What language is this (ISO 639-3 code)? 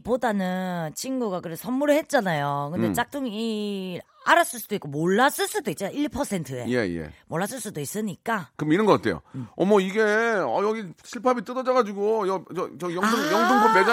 kor